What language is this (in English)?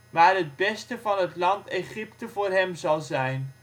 Dutch